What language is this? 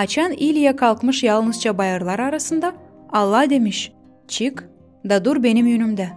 Turkish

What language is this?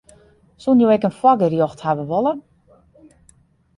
Western Frisian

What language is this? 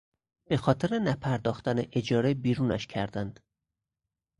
Persian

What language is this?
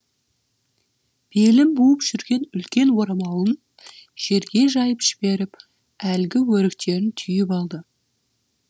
Kazakh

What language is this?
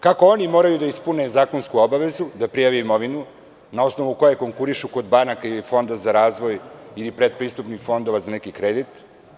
Serbian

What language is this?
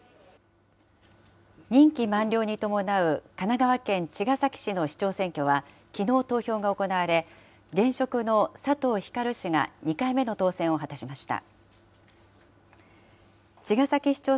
Japanese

